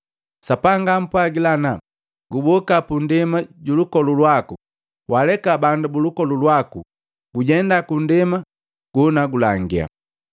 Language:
Matengo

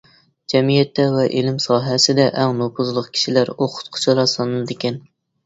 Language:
Uyghur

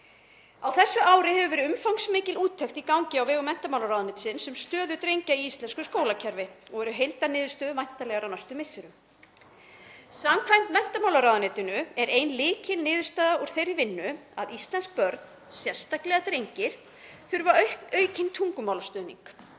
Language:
Icelandic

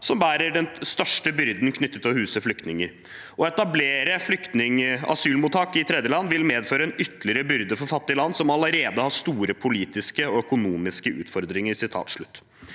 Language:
Norwegian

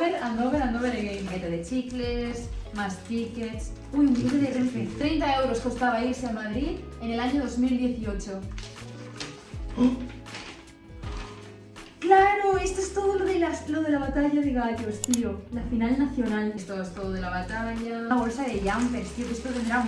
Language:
Spanish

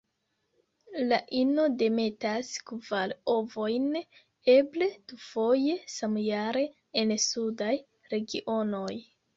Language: Esperanto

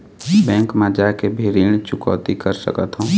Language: Chhattisgarhi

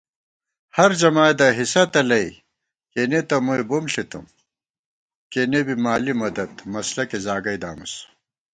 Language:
Gawar-Bati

